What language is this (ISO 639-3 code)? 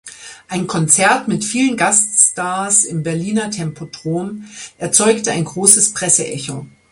deu